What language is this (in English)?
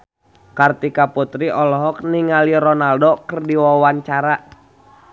Sundanese